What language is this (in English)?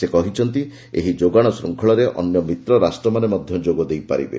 Odia